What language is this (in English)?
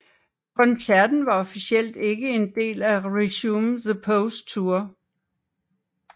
Danish